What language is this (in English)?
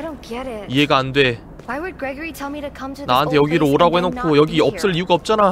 Korean